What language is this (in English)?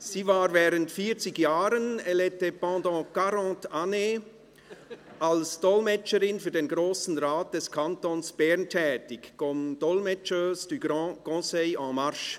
Swiss German